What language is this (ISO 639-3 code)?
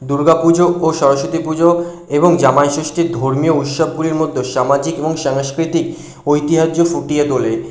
ben